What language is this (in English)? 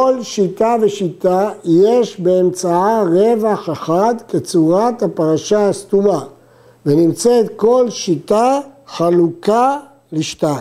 Hebrew